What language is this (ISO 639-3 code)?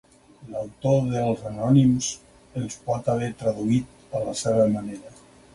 cat